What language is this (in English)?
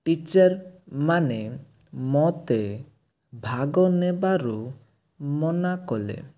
Odia